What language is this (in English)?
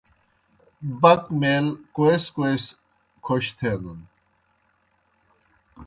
Kohistani Shina